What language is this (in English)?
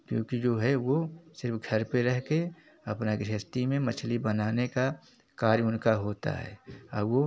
Hindi